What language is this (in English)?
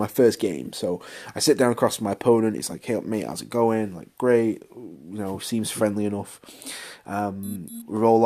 English